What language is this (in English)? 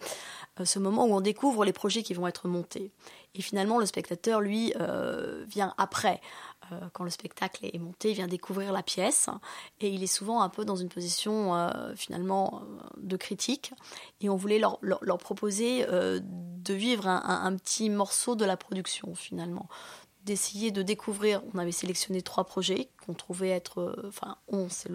French